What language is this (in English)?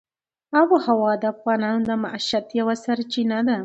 Pashto